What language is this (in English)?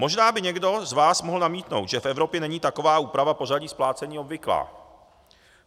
Czech